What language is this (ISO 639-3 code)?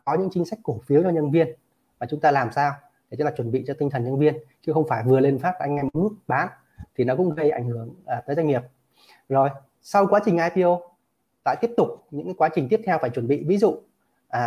vie